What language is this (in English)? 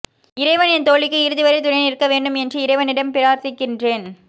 Tamil